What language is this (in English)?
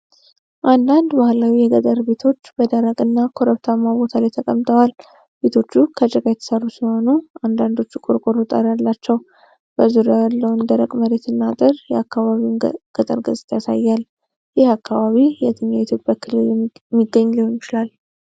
Amharic